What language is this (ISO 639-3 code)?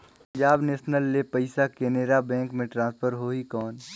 hne